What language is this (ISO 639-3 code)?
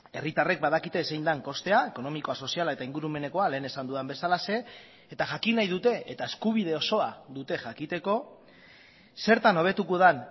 eus